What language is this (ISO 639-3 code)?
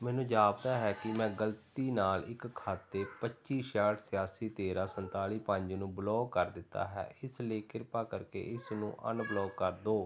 pan